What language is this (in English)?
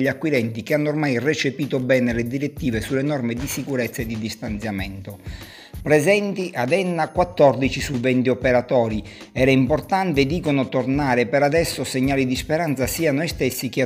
Italian